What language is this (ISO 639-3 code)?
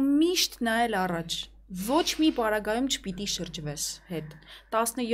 ron